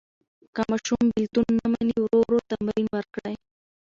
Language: Pashto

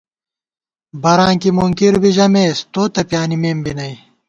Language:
Gawar-Bati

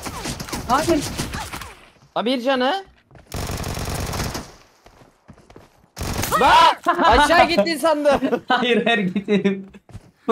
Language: Turkish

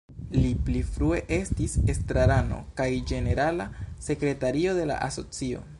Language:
Esperanto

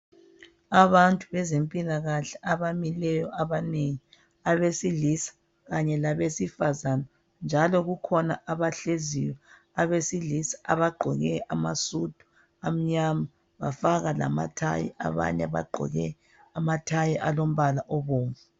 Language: North Ndebele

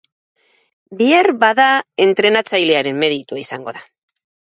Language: Basque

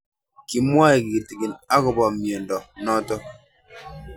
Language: Kalenjin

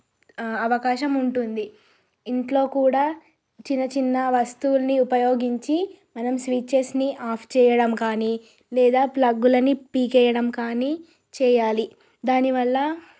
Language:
Telugu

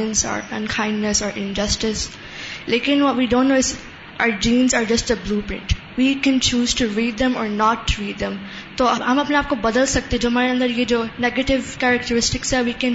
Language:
Urdu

